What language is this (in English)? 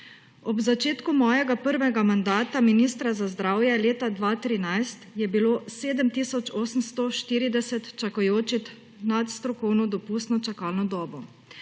Slovenian